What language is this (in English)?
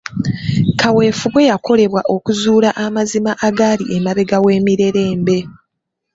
Ganda